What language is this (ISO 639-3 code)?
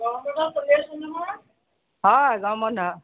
asm